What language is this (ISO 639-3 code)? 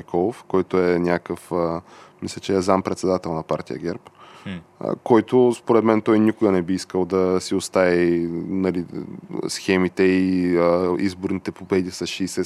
bul